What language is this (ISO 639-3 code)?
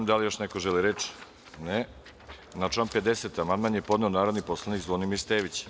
srp